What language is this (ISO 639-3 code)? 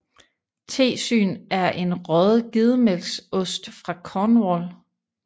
dan